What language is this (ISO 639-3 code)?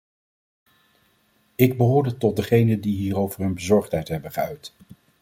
nld